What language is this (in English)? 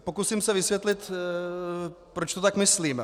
Czech